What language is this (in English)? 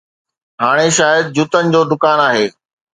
Sindhi